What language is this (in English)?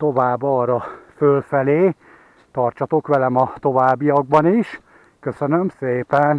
Hungarian